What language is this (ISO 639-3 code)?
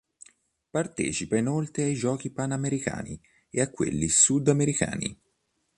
ita